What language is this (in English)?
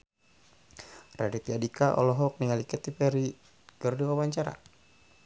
Sundanese